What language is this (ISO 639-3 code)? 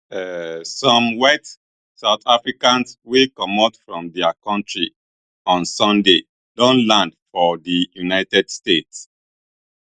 pcm